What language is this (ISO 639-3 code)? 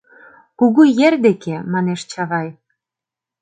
chm